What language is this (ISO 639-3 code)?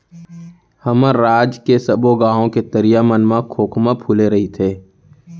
hne